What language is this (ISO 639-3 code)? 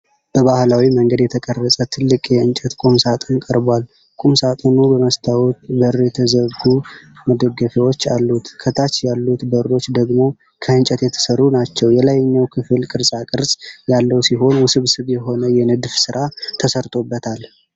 amh